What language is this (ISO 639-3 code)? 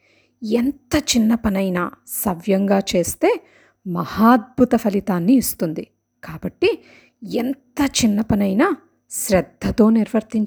tel